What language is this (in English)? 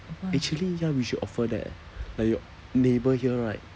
English